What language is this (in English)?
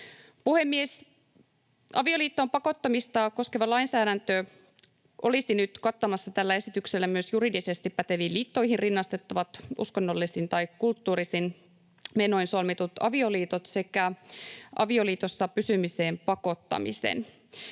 Finnish